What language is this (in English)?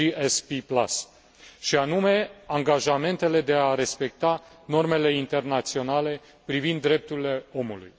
Romanian